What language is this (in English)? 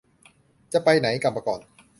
Thai